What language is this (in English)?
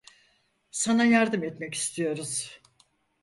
Turkish